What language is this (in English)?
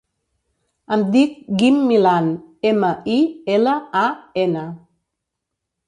Catalan